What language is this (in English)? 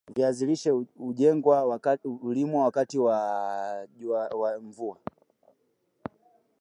Swahili